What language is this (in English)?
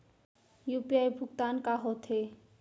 Chhattisgarhi